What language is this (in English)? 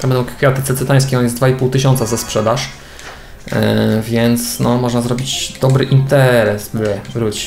Polish